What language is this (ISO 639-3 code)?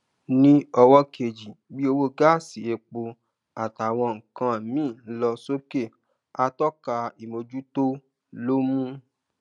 yor